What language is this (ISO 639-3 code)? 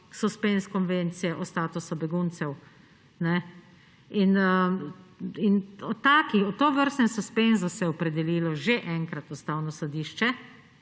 slv